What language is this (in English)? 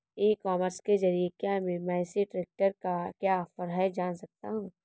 Hindi